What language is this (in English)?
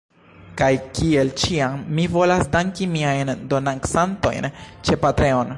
Esperanto